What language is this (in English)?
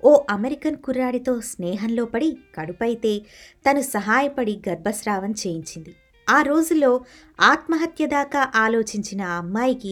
Telugu